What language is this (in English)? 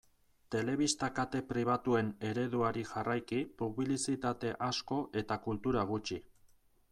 Basque